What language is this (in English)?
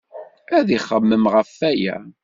Kabyle